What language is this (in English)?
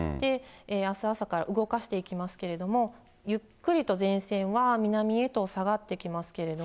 Japanese